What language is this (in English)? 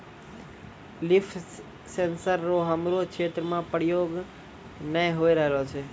Maithili